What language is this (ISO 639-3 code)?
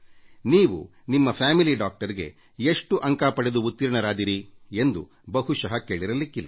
kan